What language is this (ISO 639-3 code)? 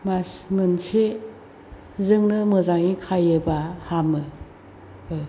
brx